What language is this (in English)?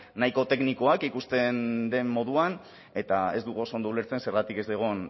Basque